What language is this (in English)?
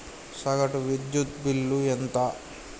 Telugu